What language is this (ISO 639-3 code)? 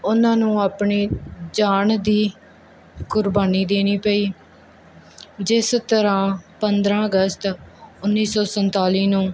pan